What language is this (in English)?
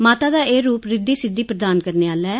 Dogri